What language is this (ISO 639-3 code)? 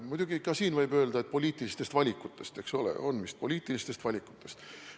est